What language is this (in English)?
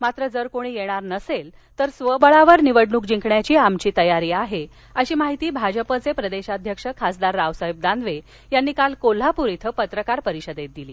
Marathi